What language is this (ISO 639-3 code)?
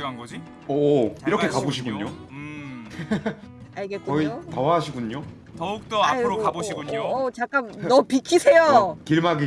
kor